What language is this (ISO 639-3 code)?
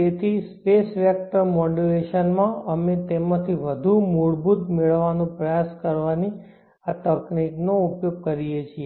guj